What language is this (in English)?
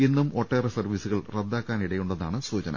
Malayalam